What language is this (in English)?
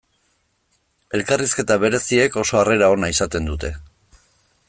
Basque